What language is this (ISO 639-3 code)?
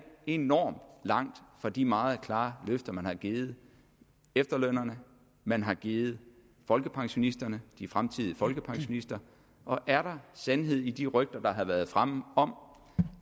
dan